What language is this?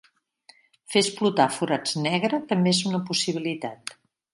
Catalan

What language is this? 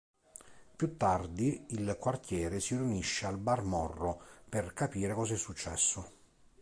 Italian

